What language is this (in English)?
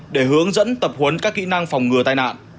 Vietnamese